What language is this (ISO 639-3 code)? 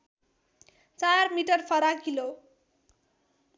nep